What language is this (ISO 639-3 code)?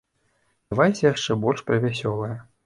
bel